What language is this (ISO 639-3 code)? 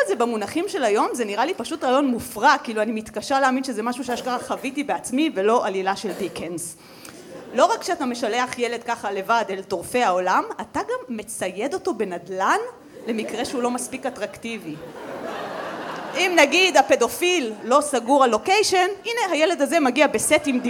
heb